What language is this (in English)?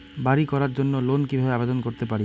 Bangla